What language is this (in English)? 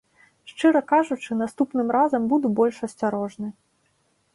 Belarusian